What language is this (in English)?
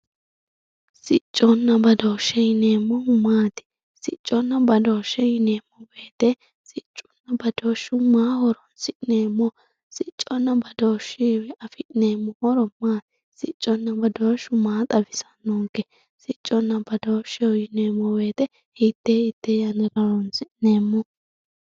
Sidamo